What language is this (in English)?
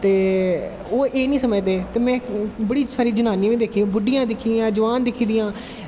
Dogri